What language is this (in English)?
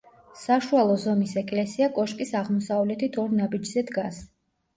Georgian